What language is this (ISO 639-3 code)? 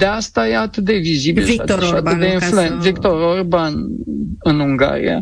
ron